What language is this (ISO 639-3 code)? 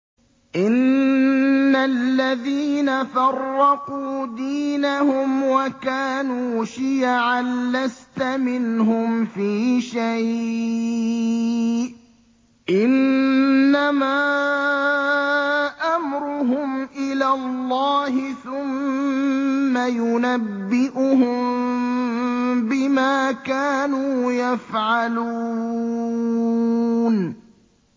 ara